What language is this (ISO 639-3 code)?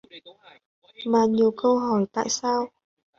vie